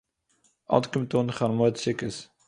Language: Yiddish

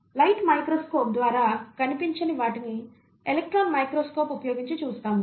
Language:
Telugu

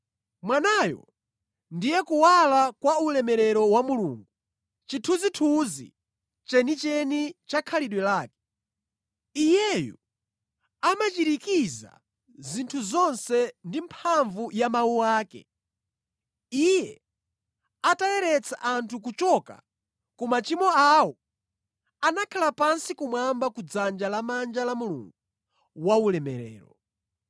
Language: Nyanja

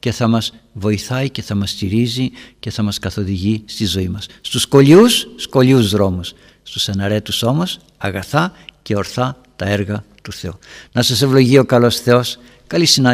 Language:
Greek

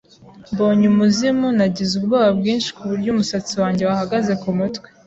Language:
Kinyarwanda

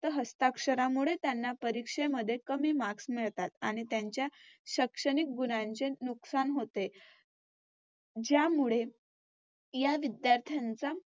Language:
Marathi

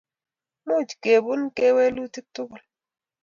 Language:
Kalenjin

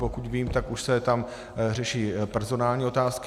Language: Czech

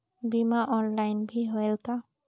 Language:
Chhattisgarhi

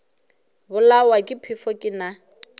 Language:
Northern Sotho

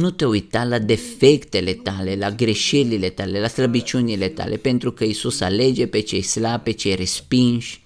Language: Romanian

